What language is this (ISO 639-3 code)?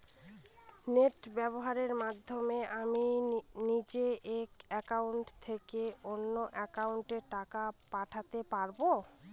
ben